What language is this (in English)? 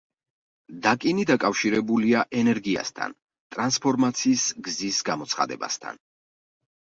Georgian